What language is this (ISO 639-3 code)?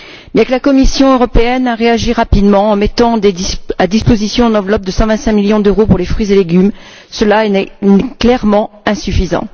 fra